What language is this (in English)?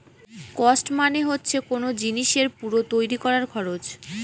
Bangla